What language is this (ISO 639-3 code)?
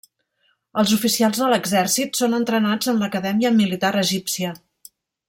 cat